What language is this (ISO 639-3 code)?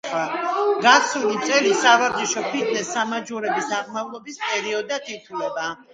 kat